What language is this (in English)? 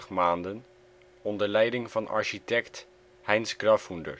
Dutch